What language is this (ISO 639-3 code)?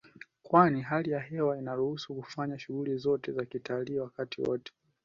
swa